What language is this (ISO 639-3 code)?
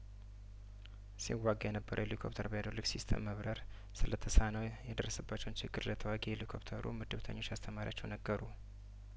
amh